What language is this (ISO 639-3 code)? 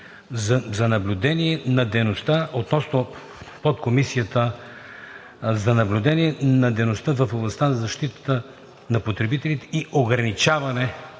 bul